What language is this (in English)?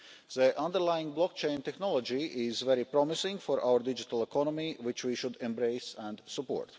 English